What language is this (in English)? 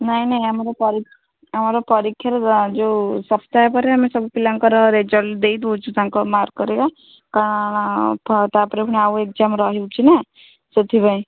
Odia